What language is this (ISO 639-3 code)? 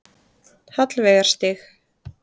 isl